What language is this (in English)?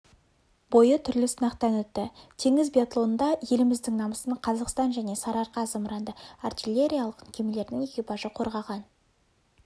Kazakh